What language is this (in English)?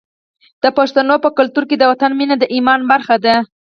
Pashto